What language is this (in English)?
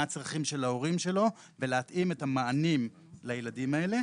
Hebrew